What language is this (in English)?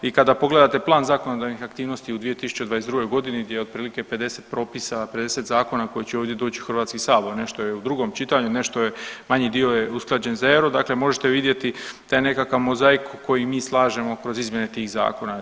Croatian